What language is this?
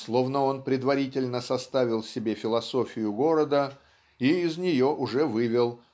Russian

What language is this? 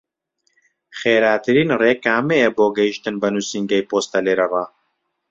Central Kurdish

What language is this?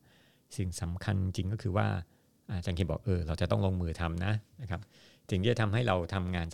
Thai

